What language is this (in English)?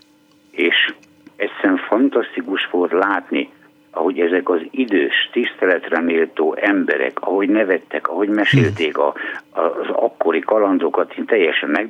Hungarian